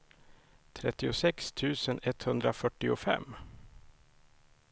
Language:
Swedish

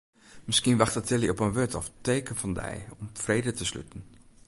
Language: Western Frisian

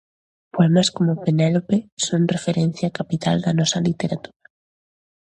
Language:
Galician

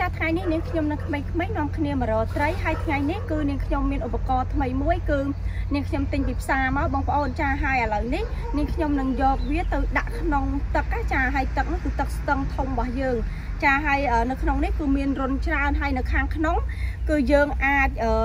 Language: Vietnamese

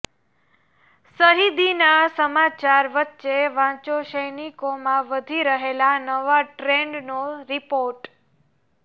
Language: Gujarati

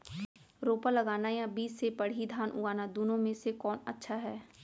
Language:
Chhattisgarhi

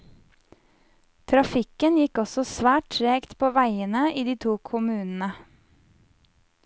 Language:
Norwegian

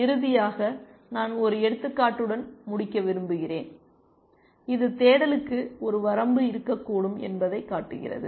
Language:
Tamil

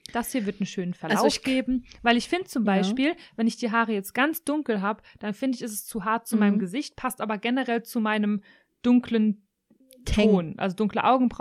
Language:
German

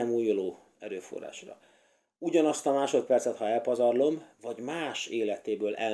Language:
Hungarian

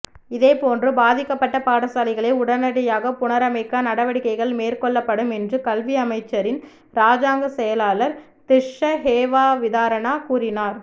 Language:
Tamil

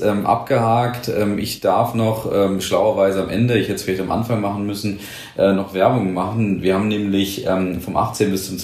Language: German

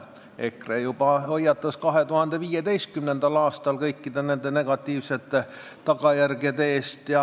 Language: Estonian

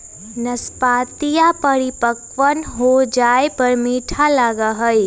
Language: Magahi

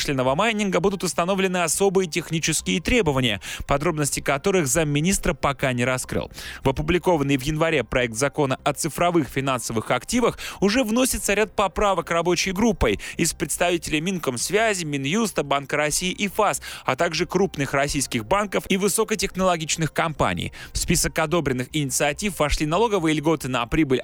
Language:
Russian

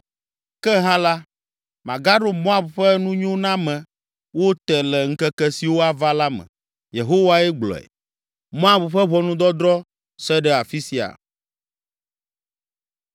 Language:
Ewe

